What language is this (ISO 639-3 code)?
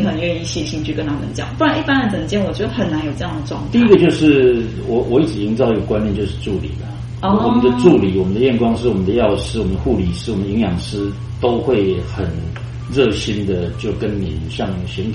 zho